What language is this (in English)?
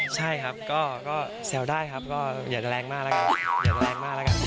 Thai